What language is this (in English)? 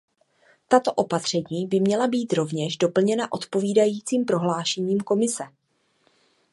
Czech